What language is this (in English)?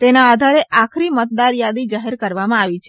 Gujarati